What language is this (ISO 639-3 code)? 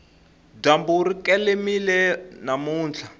tso